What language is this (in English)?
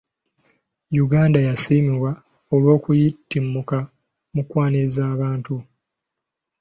Ganda